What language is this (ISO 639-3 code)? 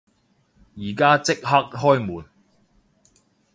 yue